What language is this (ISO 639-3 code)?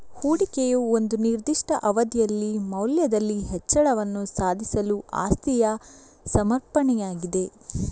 kan